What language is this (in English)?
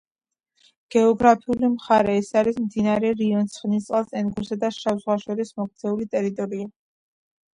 Georgian